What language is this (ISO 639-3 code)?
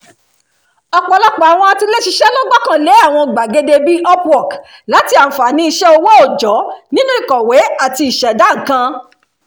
yor